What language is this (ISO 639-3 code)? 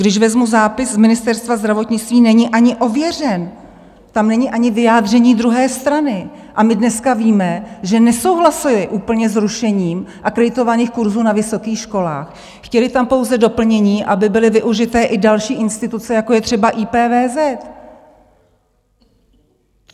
ces